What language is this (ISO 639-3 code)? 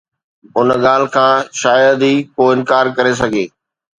snd